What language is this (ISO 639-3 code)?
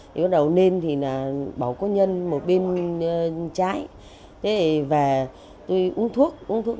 vie